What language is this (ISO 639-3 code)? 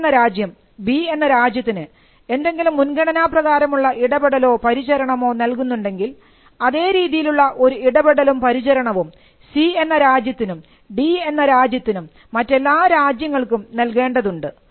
mal